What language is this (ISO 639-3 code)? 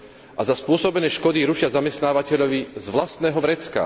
slk